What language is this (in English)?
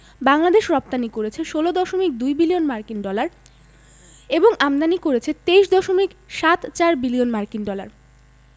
Bangla